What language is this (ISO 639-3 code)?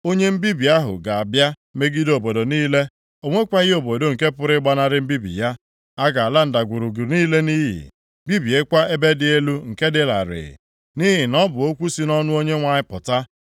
ibo